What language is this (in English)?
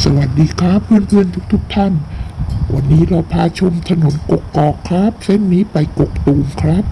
Thai